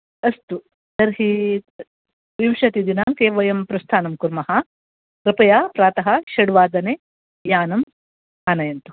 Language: Sanskrit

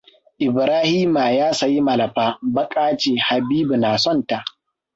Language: Hausa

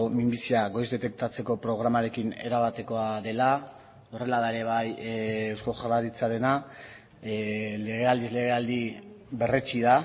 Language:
Basque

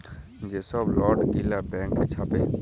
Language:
Bangla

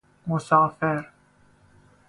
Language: Persian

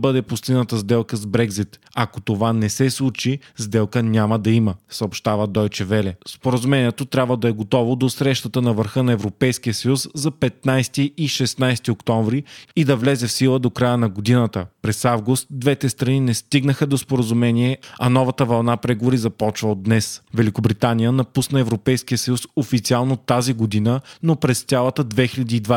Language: Bulgarian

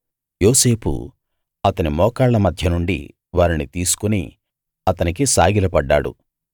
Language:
Telugu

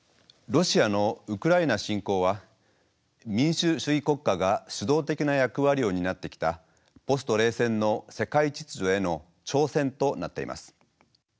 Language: Japanese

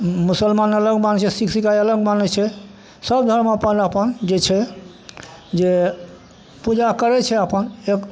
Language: Maithili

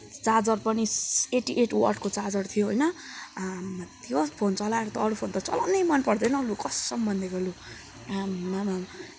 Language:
Nepali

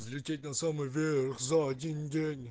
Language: Russian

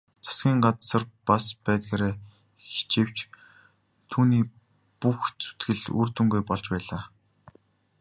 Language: Mongolian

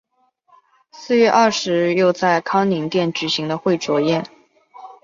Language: Chinese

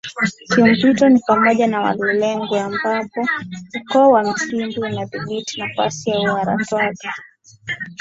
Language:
Swahili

